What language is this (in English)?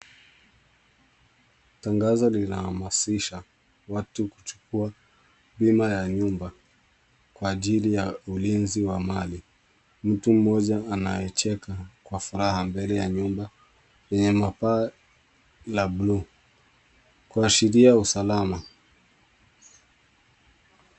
Swahili